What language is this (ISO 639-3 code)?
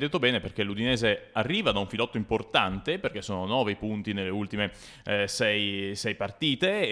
ita